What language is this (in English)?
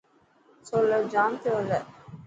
Dhatki